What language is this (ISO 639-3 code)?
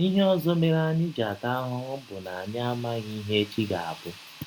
ibo